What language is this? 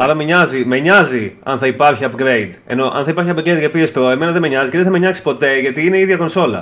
Greek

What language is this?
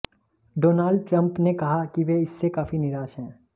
Hindi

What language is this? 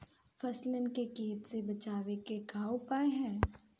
Bhojpuri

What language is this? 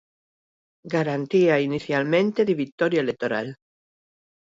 Galician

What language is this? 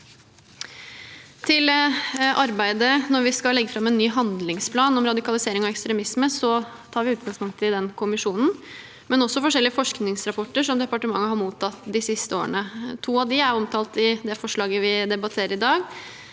Norwegian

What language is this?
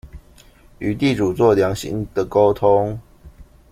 Chinese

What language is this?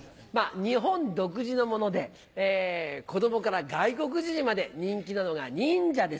Japanese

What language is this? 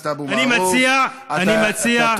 Hebrew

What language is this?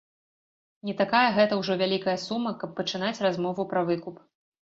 Belarusian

